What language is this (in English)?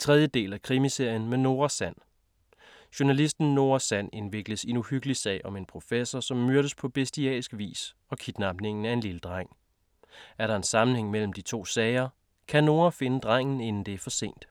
Danish